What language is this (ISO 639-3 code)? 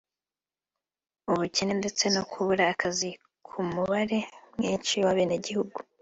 kin